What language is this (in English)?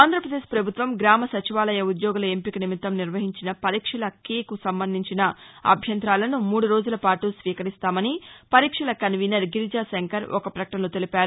Telugu